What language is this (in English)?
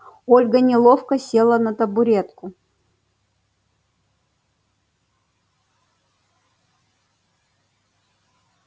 Russian